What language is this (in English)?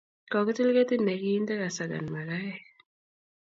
Kalenjin